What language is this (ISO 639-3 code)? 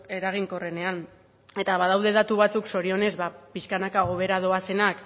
eus